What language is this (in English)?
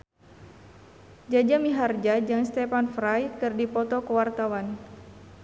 Sundanese